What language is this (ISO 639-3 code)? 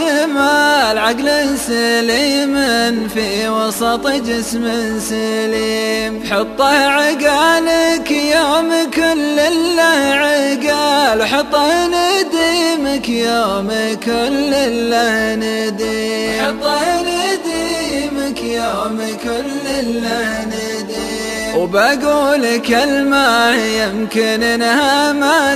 ara